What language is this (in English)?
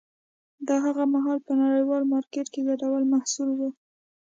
Pashto